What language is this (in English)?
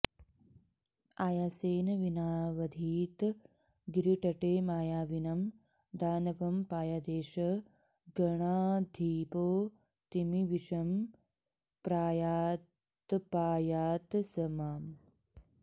Sanskrit